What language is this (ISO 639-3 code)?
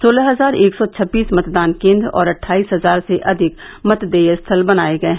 hin